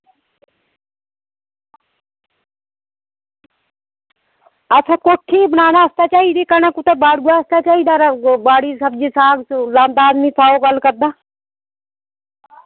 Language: Dogri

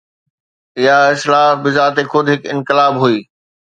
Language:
Sindhi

